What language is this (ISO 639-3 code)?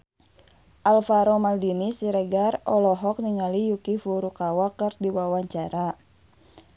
sun